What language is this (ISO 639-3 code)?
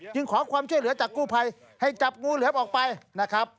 tha